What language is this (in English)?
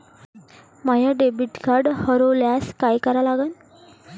Marathi